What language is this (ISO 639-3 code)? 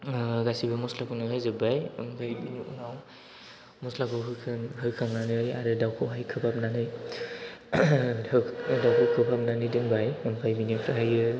brx